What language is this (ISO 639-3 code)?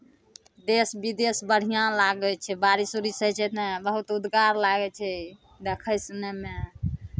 mai